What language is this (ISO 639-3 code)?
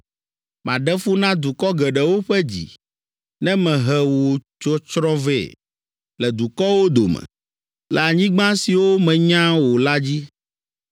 ewe